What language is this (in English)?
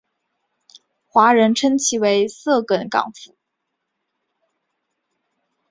Chinese